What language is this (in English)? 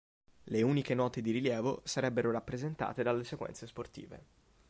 Italian